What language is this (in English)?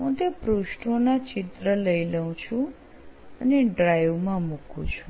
Gujarati